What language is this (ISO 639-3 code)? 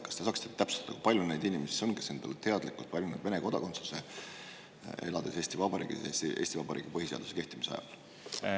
est